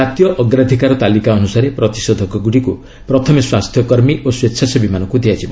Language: Odia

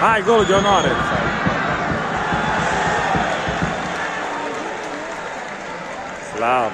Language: Romanian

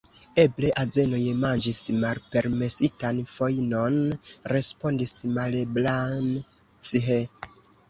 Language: Esperanto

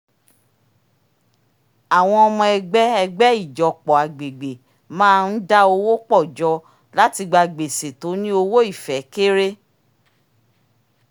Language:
Yoruba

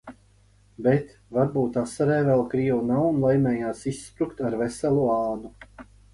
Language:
Latvian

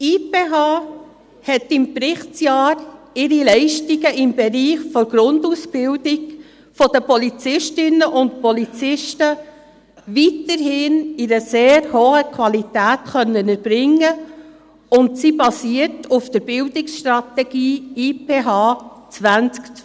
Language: Swiss German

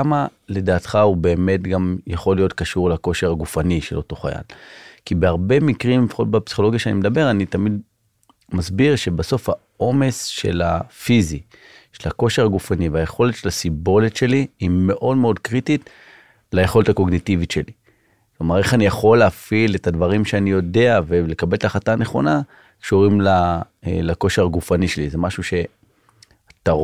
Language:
Hebrew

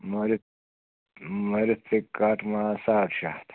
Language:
Kashmiri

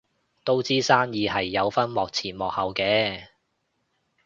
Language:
Cantonese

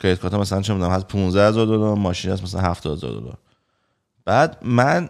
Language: Persian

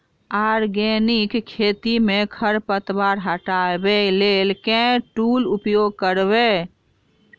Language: Maithili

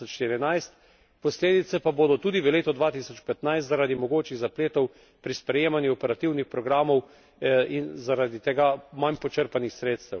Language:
Slovenian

